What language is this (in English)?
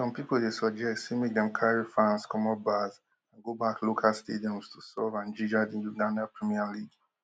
Nigerian Pidgin